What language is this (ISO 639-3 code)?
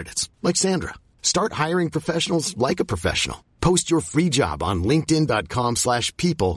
ita